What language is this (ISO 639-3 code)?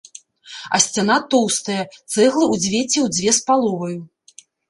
bel